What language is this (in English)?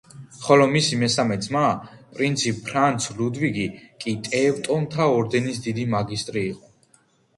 Georgian